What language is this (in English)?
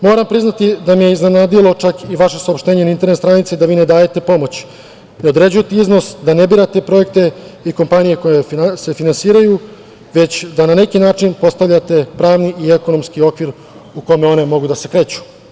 Serbian